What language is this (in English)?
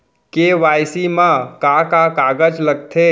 Chhattisgarhi